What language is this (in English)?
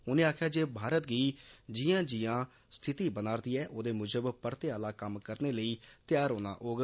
Dogri